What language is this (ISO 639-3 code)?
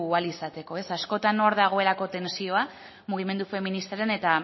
eus